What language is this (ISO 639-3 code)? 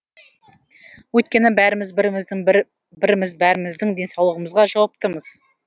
kaz